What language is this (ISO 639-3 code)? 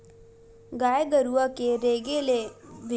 hne